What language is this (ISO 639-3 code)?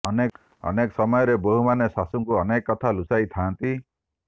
ori